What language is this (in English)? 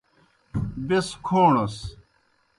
Kohistani Shina